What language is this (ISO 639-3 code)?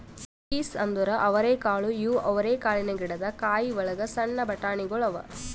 kan